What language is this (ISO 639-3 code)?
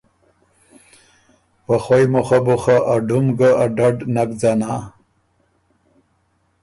oru